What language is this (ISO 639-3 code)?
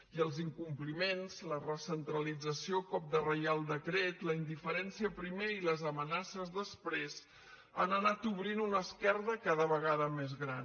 cat